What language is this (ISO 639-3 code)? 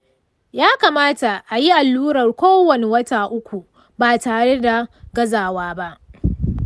hau